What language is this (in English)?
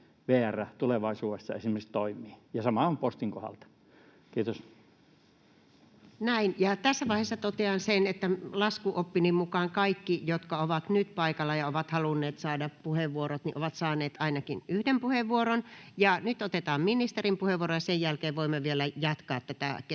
Finnish